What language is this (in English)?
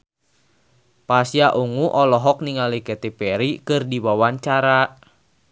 Sundanese